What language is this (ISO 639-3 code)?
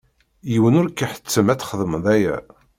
kab